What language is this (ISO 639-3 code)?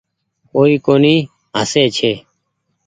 gig